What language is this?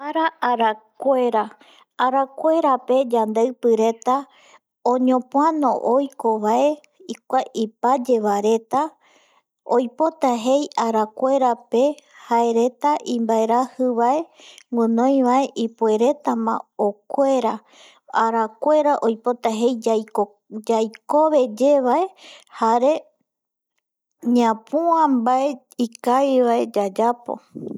Eastern Bolivian Guaraní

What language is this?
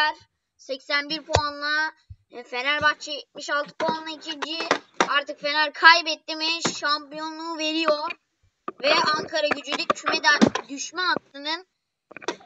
Turkish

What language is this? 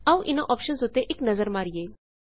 Punjabi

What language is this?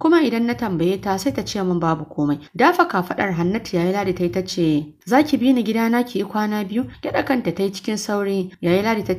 Arabic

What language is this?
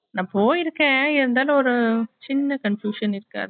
Tamil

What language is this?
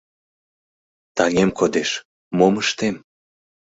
Mari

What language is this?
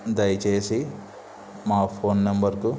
Telugu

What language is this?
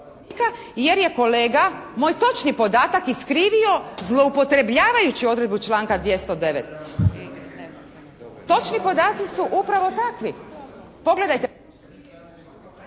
Croatian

